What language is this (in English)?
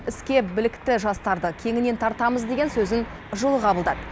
Kazakh